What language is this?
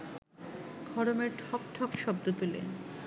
Bangla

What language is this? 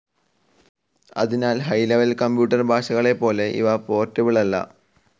Malayalam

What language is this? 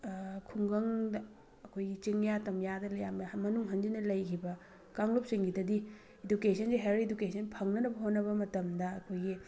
Manipuri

